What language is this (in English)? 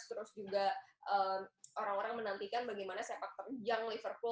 Indonesian